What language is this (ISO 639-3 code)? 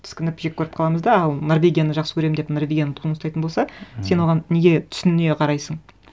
kaz